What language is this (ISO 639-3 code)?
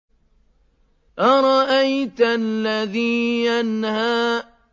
ara